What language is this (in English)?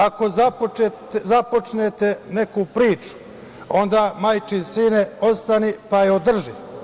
Serbian